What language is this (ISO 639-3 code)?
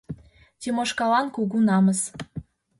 chm